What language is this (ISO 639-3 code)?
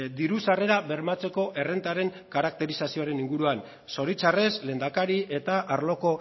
eus